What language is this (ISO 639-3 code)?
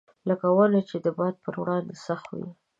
pus